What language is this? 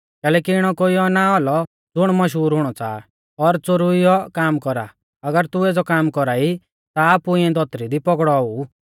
Mahasu Pahari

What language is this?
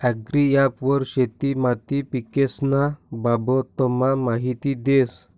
Marathi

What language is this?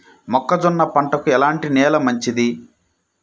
Telugu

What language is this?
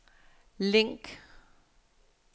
Danish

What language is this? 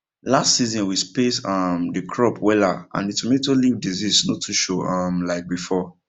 Nigerian Pidgin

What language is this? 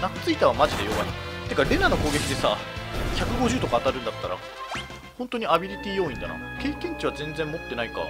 Japanese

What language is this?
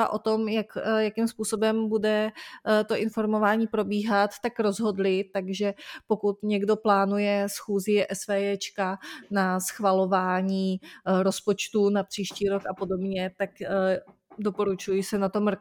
Czech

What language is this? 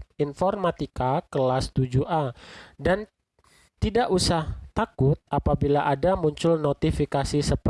Indonesian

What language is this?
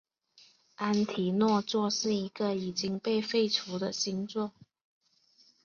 Chinese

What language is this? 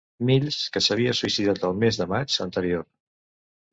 Catalan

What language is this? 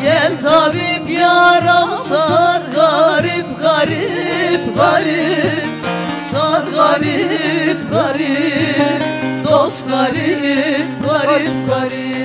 Turkish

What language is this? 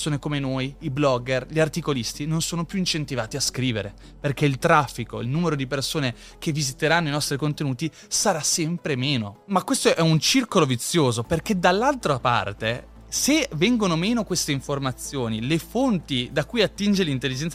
Italian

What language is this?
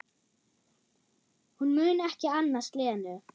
Icelandic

